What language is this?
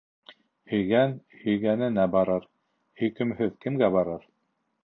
Bashkir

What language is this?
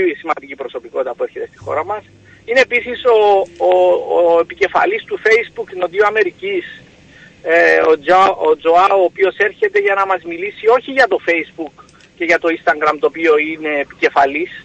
Greek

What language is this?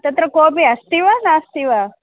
Sanskrit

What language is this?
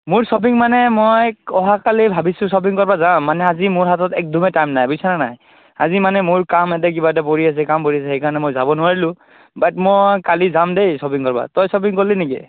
Assamese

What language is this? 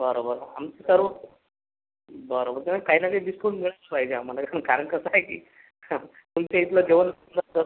Marathi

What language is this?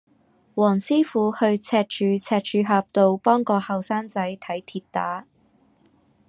Cantonese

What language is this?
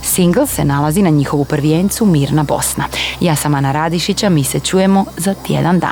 Croatian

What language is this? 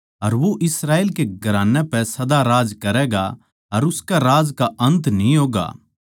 Haryanvi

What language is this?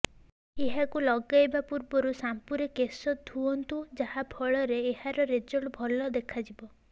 Odia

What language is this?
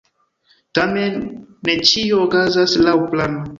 Esperanto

